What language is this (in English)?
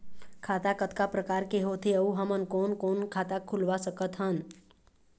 Chhattisgarhi